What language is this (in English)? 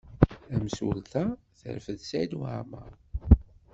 Kabyle